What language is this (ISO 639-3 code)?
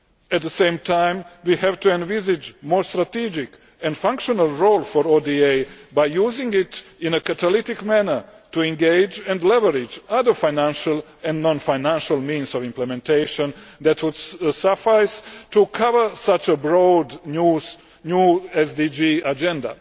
eng